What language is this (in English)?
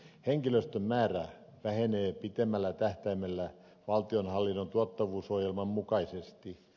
Finnish